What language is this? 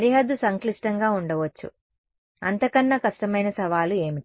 Telugu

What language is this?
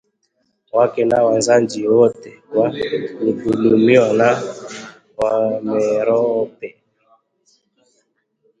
Swahili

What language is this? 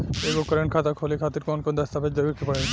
Bhojpuri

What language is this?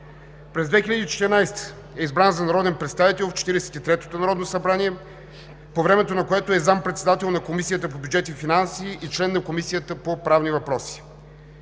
Bulgarian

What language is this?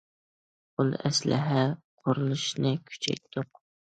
Uyghur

